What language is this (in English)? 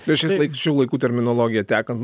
Lithuanian